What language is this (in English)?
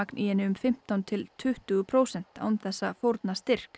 Icelandic